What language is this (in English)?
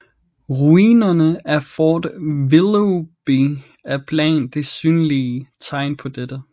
Danish